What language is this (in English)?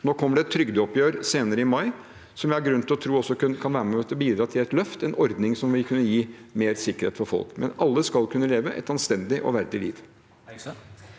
Norwegian